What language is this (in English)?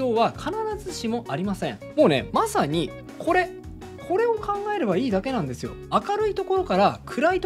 Japanese